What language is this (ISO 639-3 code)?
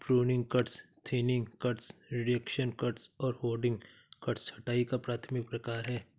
hin